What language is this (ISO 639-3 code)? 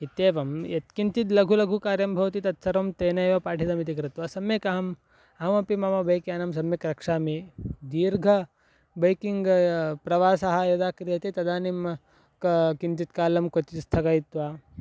san